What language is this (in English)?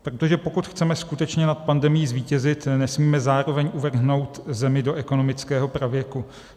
Czech